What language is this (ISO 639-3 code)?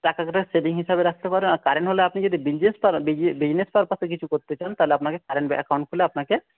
ben